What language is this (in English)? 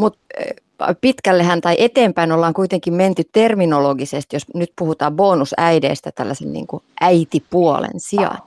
Finnish